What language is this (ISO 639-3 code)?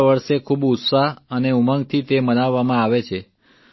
guj